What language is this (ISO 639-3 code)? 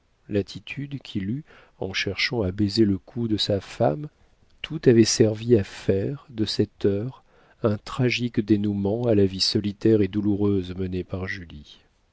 fra